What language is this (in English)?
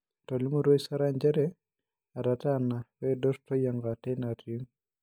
Masai